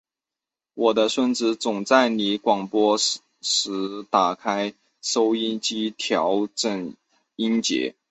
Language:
Chinese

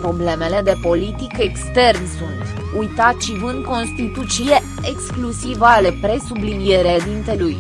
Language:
Romanian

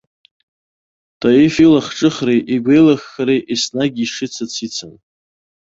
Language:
Abkhazian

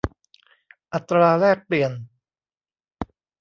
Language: Thai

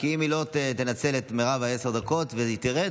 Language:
Hebrew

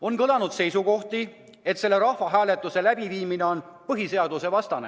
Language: Estonian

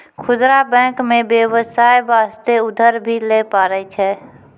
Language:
Maithili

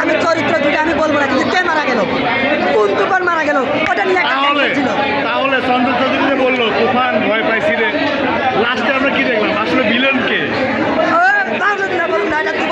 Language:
Bangla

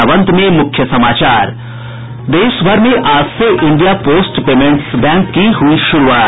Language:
Hindi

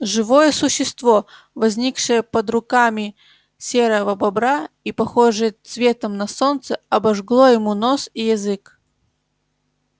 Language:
Russian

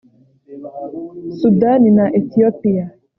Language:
Kinyarwanda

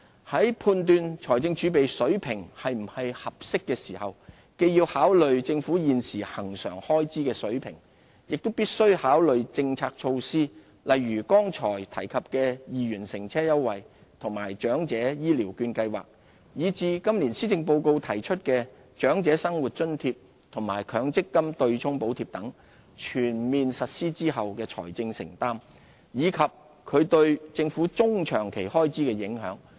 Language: Cantonese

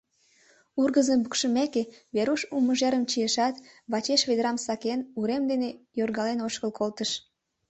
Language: Mari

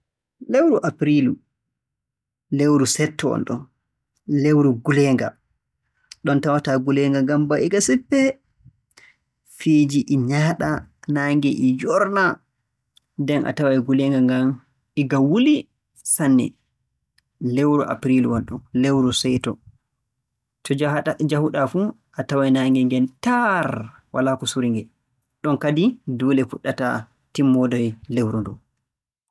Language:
Borgu Fulfulde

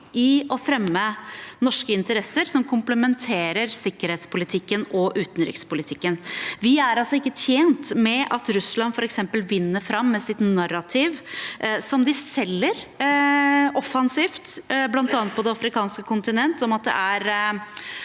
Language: Norwegian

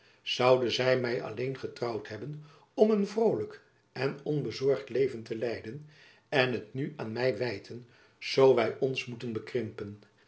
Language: Dutch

